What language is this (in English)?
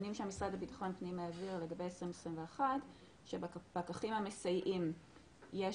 Hebrew